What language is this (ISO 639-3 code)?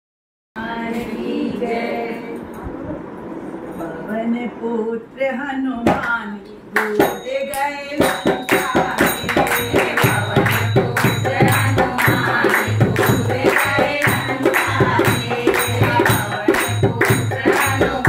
hin